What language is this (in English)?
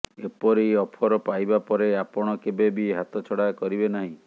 Odia